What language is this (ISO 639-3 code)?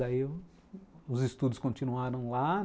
por